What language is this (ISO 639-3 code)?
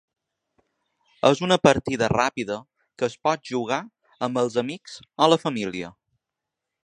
cat